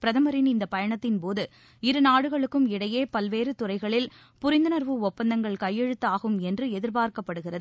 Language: Tamil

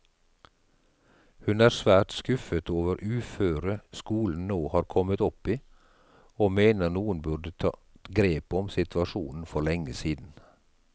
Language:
Norwegian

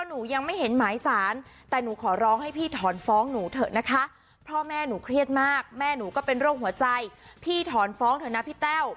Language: Thai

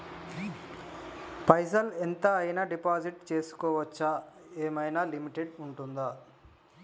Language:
Telugu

